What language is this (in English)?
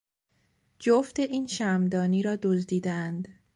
Persian